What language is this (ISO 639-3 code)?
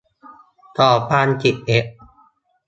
tha